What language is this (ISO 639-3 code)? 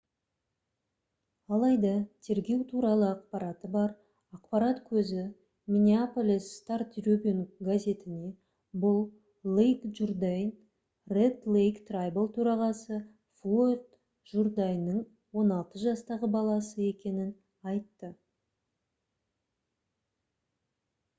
kaz